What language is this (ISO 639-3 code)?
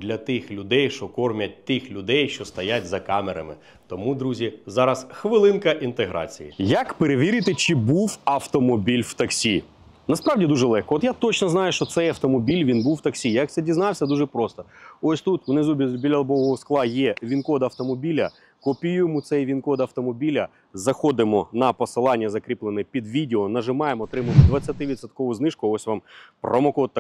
ukr